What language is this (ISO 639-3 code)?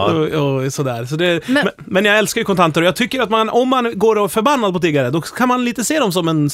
swe